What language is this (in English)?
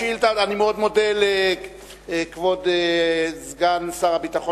Hebrew